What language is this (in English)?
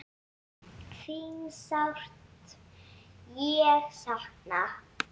Icelandic